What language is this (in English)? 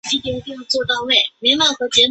Chinese